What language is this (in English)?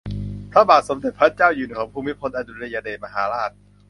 Thai